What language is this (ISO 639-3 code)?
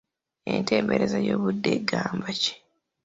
lug